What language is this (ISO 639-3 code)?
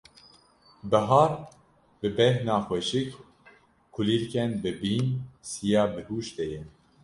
kur